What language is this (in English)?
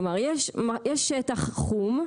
Hebrew